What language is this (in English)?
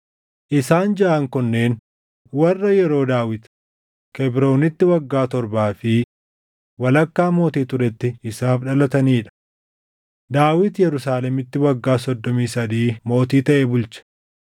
Oromo